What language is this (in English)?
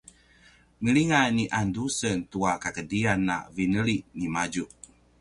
Paiwan